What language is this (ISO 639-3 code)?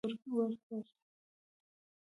pus